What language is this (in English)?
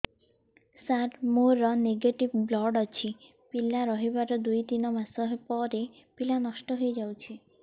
Odia